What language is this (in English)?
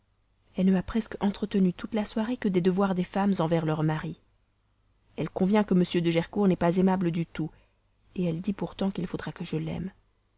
French